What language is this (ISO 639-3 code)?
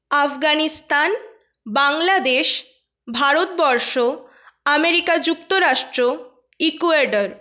ben